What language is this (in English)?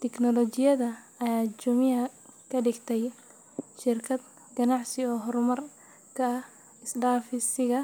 Somali